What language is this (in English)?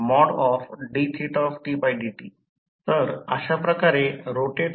Marathi